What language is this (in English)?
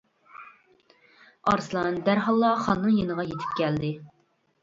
Uyghur